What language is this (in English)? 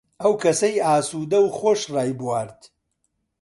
Central Kurdish